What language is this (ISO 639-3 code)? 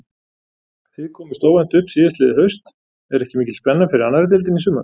isl